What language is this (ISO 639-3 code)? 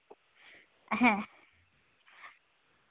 sat